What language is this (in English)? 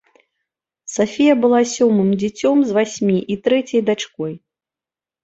Belarusian